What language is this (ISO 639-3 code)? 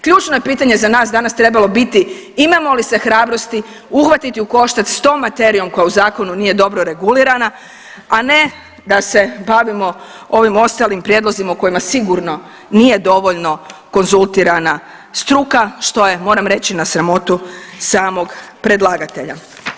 hrv